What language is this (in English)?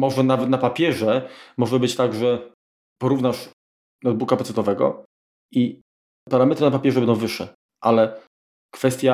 Polish